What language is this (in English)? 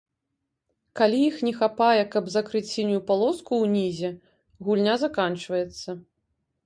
Belarusian